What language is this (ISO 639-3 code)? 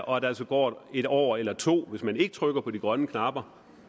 dan